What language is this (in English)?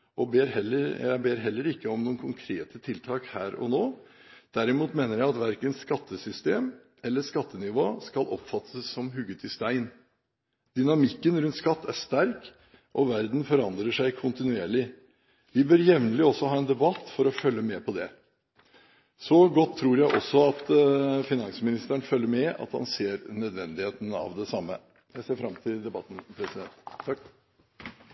Norwegian Bokmål